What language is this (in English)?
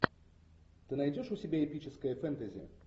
Russian